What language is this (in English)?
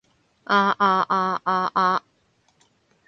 Cantonese